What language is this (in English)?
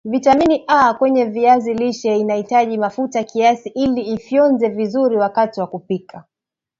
Swahili